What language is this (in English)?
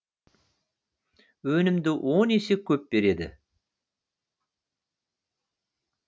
Kazakh